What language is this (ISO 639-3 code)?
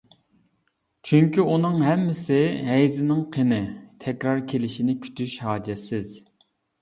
uig